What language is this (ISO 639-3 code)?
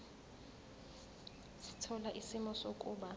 zul